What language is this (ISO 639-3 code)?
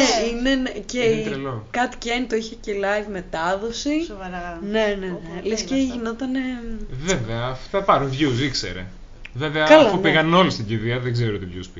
ell